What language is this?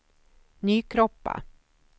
Swedish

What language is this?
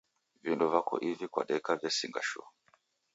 Taita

